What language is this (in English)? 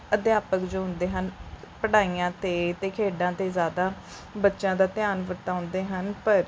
Punjabi